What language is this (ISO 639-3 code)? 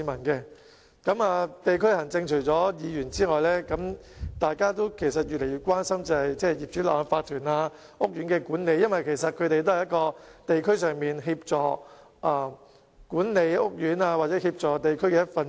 yue